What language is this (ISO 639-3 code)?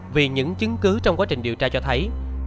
vie